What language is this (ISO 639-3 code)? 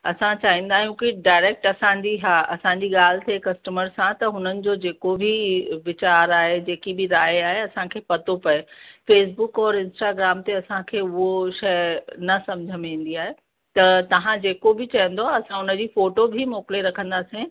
snd